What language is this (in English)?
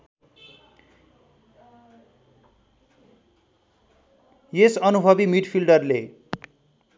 Nepali